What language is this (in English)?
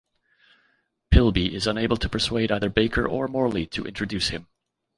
English